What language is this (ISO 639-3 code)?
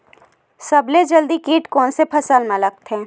hne